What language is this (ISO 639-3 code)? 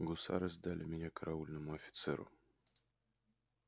rus